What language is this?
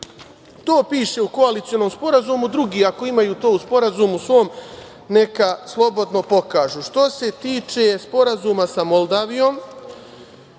Serbian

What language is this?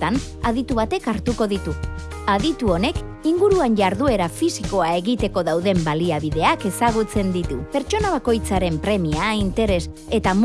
Basque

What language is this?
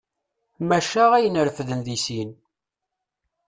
Kabyle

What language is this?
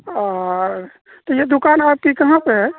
Urdu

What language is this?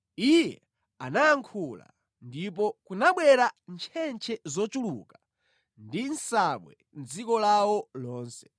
Nyanja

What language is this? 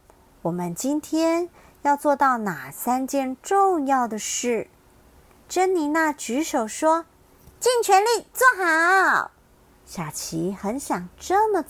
Chinese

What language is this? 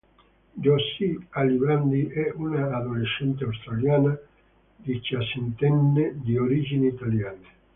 Italian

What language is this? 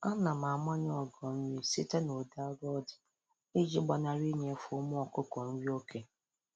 Igbo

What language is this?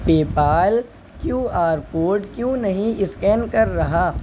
Urdu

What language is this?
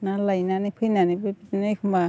Bodo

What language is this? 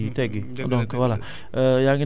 Wolof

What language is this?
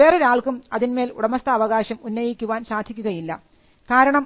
Malayalam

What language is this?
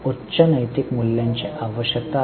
Marathi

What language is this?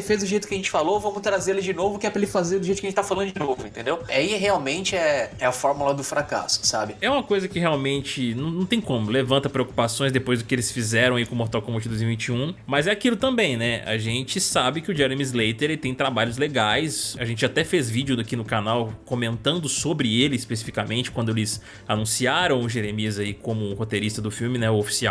Portuguese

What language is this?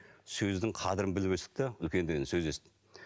Kazakh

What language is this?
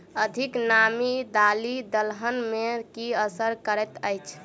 Maithili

